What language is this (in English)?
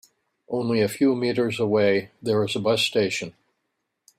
English